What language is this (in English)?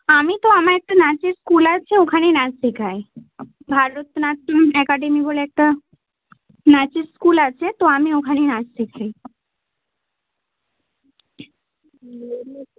Bangla